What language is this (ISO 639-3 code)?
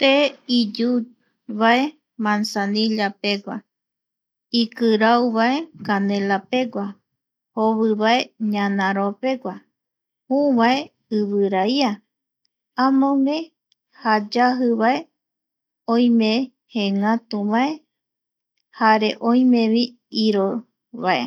gui